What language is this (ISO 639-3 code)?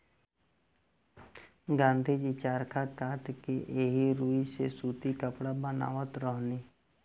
bho